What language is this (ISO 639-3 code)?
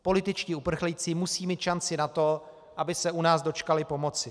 ces